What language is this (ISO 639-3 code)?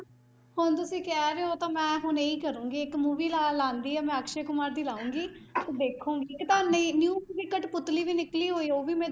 pan